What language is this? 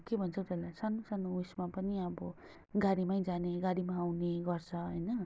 Nepali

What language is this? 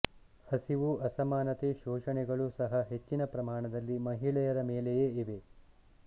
Kannada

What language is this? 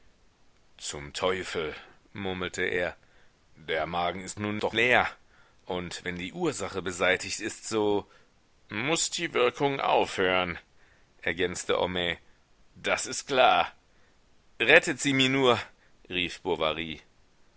German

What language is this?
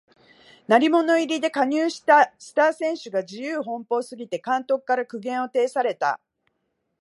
Japanese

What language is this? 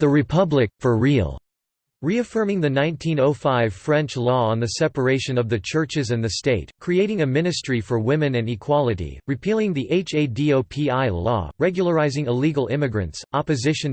English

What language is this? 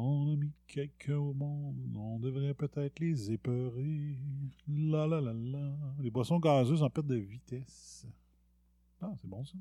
French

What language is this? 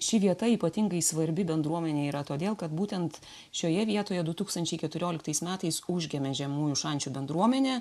Lithuanian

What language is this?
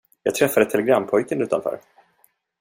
Swedish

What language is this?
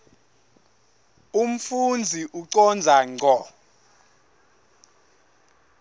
Swati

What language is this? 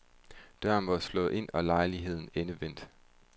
Danish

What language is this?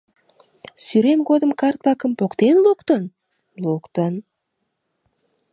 Mari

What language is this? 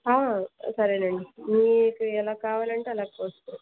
Telugu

